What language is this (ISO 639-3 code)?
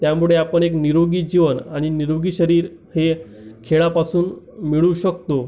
mar